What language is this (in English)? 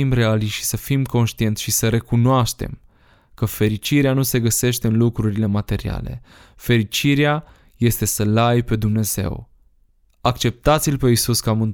Romanian